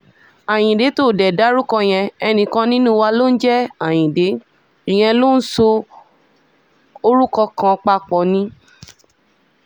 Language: Yoruba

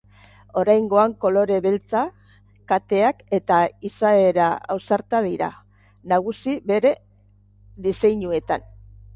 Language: Basque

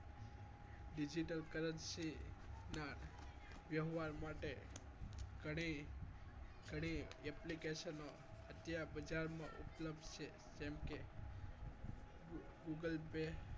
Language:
Gujarati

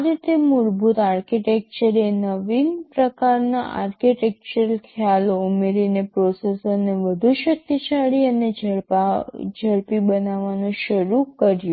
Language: Gujarati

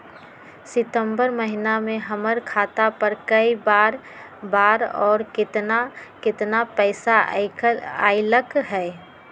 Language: Magahi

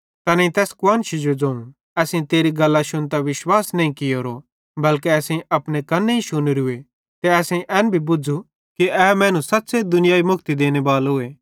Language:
Bhadrawahi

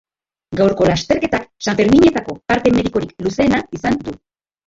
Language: Basque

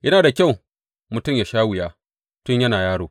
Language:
Hausa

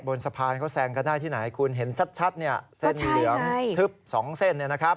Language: Thai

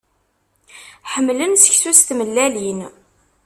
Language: Kabyle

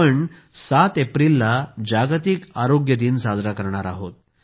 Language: Marathi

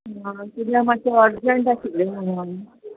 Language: Konkani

